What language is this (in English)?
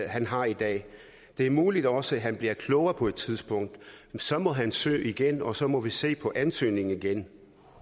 Danish